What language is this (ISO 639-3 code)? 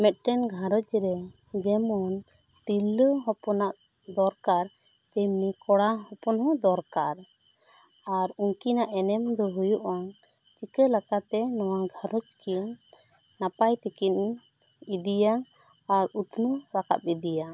sat